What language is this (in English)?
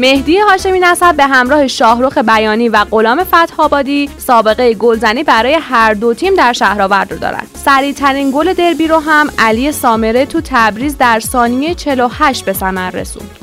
Persian